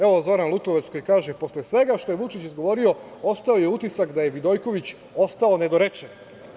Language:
Serbian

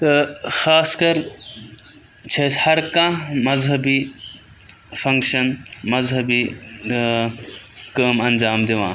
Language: Kashmiri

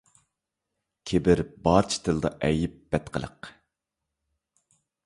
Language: Uyghur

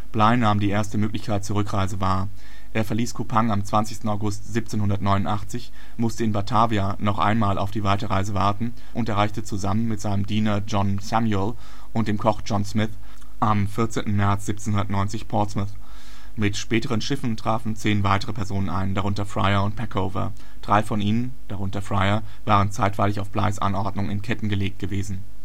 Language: German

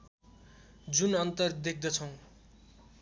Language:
Nepali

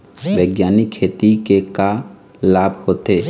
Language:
Chhattisgarhi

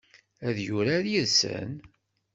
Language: Kabyle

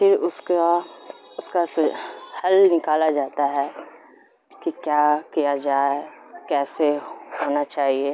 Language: Urdu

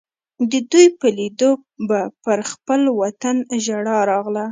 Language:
Pashto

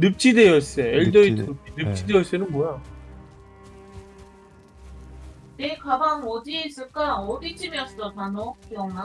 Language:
Korean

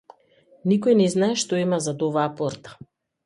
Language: Macedonian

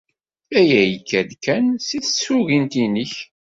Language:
Kabyle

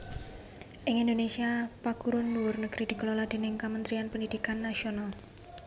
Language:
Javanese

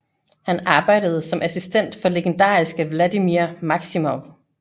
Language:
Danish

